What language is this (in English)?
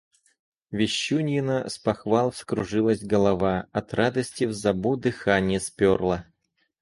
Russian